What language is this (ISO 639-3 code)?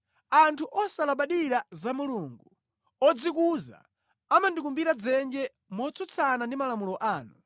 nya